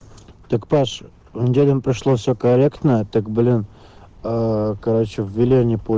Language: Russian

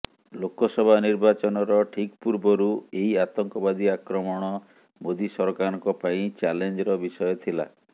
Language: Odia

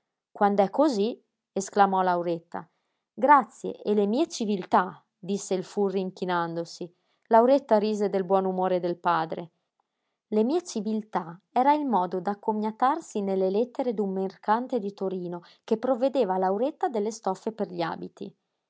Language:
Italian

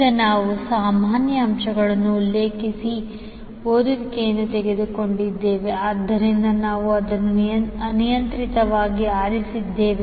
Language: Kannada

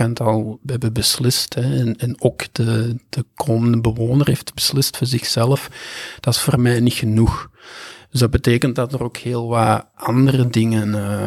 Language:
Dutch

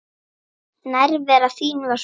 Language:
Icelandic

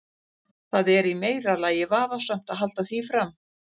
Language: Icelandic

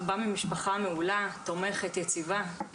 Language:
Hebrew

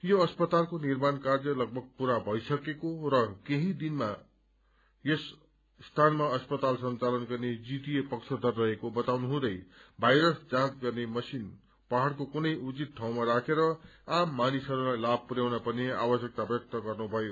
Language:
Nepali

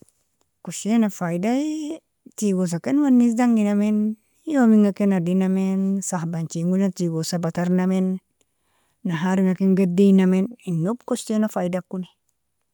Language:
Nobiin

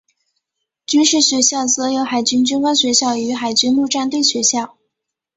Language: Chinese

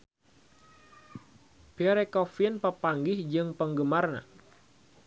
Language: Sundanese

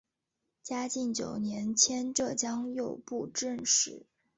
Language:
Chinese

